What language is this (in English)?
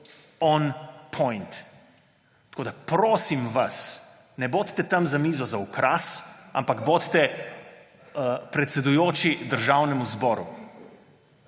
Slovenian